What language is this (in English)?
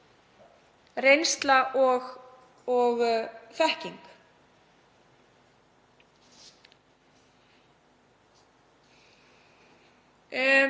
Icelandic